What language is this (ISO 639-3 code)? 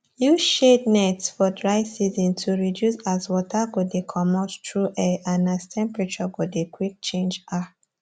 pcm